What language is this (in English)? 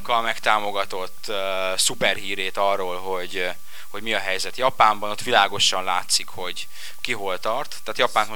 Hungarian